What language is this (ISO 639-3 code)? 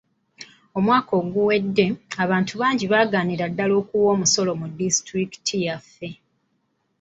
lug